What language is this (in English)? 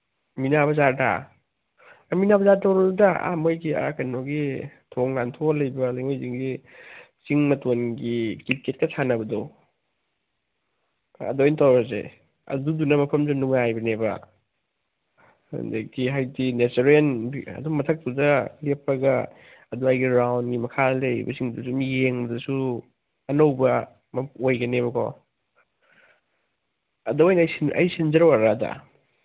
Manipuri